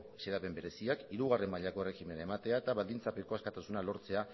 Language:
Basque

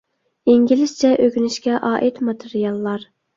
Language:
Uyghur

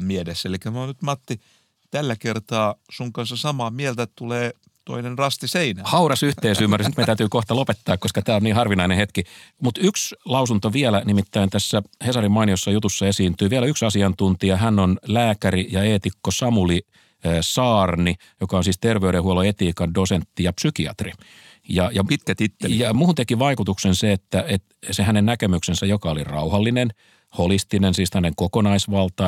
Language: Finnish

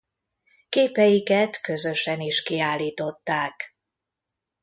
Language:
Hungarian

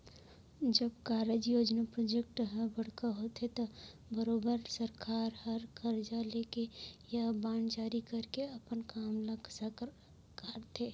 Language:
Chhattisgarhi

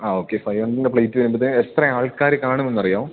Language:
Malayalam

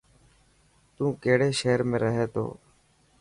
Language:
Dhatki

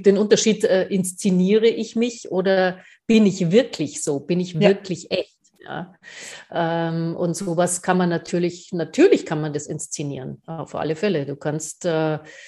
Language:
German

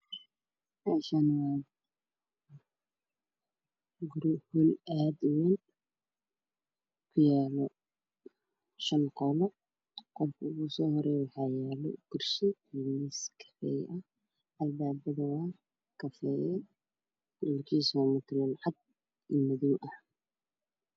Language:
Somali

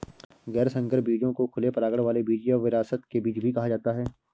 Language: Hindi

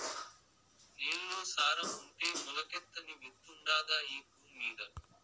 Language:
Telugu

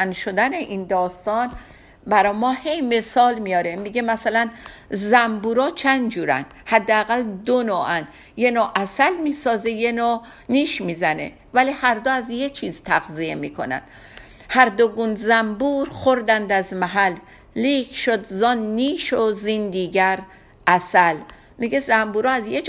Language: Persian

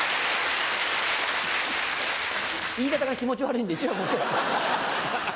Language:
Japanese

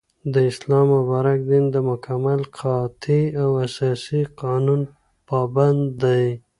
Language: Pashto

